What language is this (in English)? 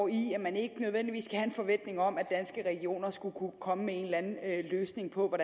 Danish